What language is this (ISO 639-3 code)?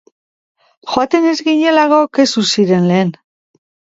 eus